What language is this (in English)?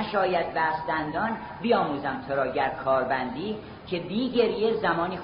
Persian